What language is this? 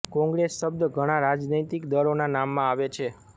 Gujarati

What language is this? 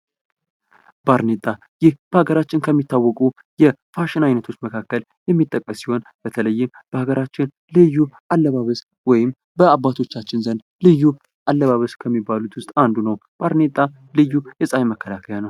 Amharic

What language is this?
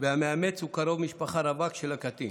Hebrew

